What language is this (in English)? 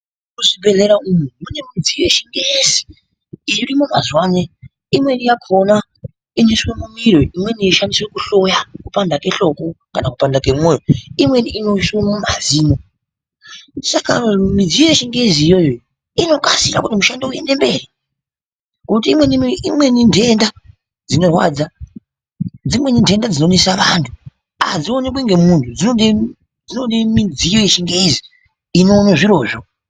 Ndau